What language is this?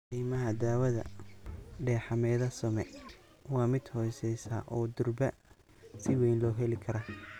Somali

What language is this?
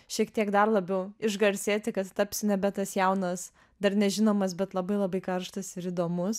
Lithuanian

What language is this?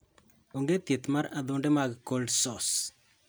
Luo (Kenya and Tanzania)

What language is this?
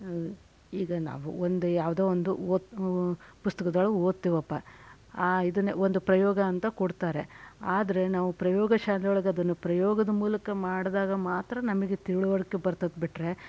Kannada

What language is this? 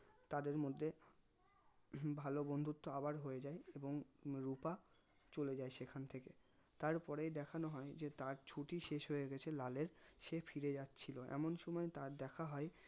Bangla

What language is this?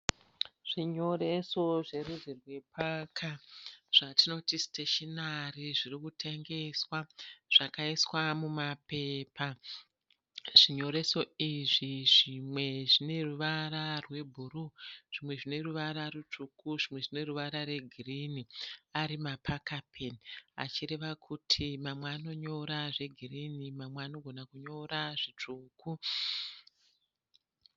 Shona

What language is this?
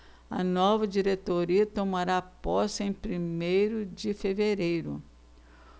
Portuguese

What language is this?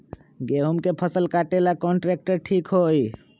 Magahi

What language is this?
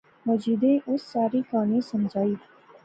Pahari-Potwari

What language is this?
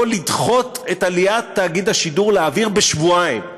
Hebrew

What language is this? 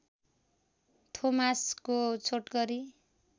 Nepali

